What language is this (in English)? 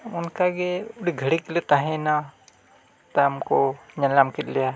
Santali